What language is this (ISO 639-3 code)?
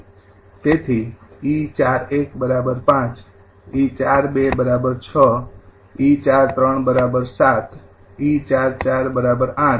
guj